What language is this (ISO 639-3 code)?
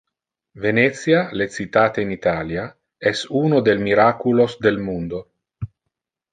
ina